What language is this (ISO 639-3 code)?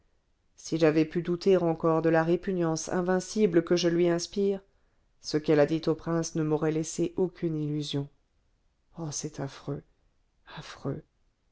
fra